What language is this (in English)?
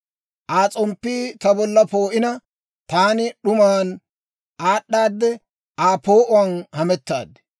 Dawro